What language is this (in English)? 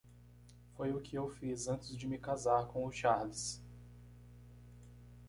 Portuguese